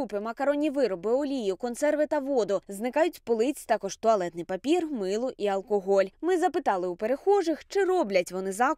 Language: Ukrainian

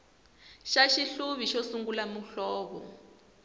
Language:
Tsonga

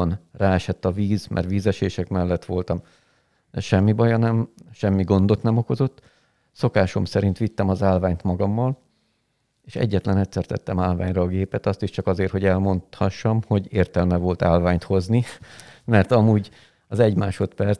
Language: Hungarian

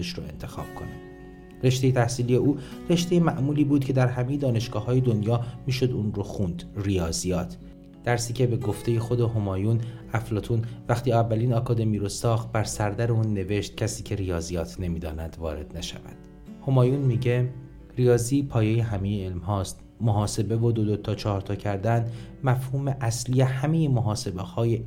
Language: Persian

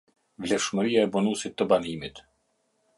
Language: Albanian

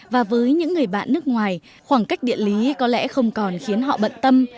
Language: Vietnamese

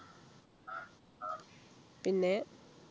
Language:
Malayalam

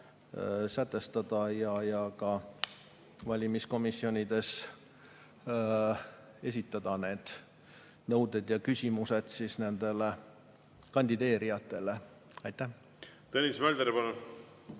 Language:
Estonian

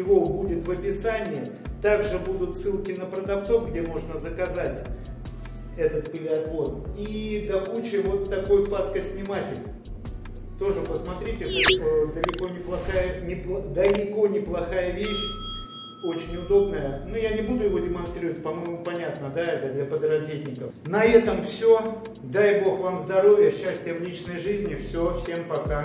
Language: Russian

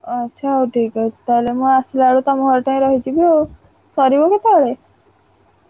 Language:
Odia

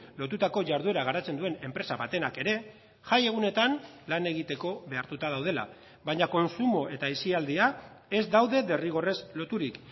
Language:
Basque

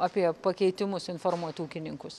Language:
Lithuanian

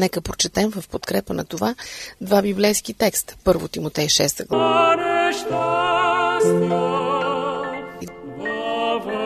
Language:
Bulgarian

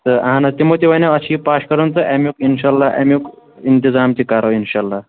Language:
Kashmiri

